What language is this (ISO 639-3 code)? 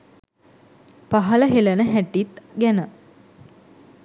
sin